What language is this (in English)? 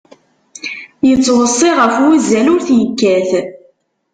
Kabyle